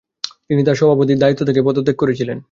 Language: Bangla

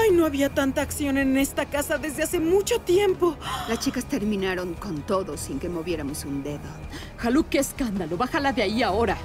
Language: Spanish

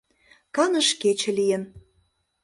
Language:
Mari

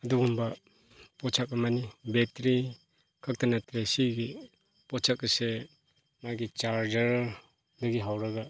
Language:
Manipuri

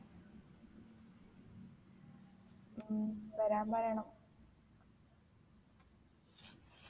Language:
Malayalam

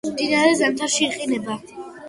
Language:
Georgian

